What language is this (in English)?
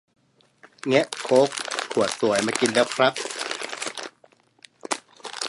Thai